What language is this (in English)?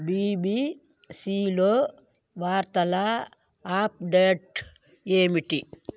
Telugu